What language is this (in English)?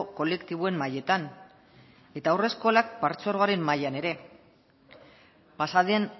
Basque